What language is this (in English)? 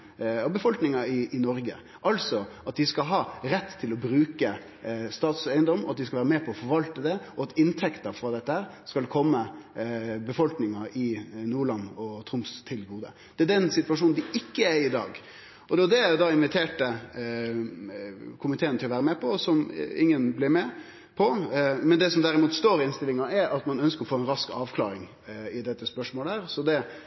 Norwegian Nynorsk